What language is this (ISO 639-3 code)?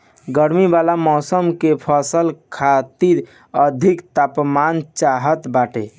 bho